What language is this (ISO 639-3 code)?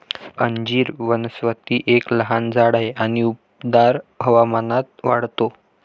mar